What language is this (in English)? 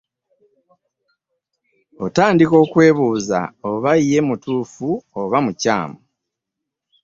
Ganda